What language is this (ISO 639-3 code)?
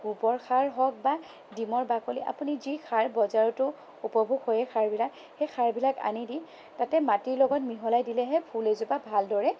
asm